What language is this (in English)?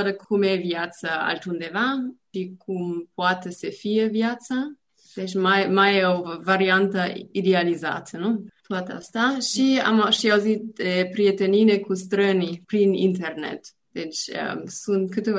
Romanian